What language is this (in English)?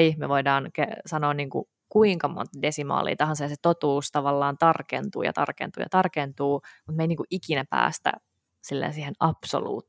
Finnish